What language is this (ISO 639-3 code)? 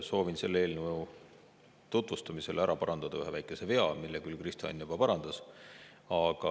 est